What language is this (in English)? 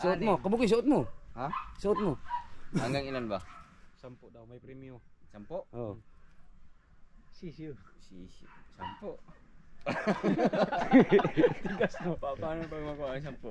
Filipino